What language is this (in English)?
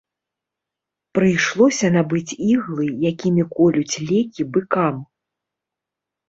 Belarusian